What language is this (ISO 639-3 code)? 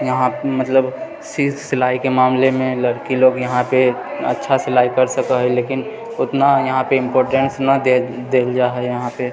mai